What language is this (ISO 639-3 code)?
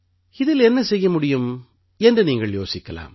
tam